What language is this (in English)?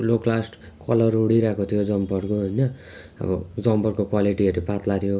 Nepali